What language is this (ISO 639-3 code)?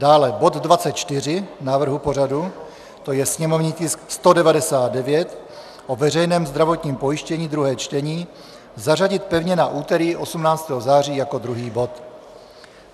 ces